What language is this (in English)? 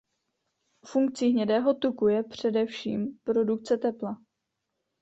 Czech